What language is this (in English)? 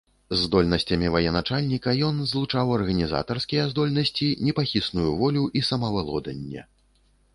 Belarusian